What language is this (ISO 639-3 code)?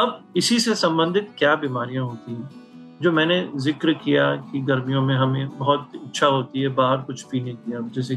hin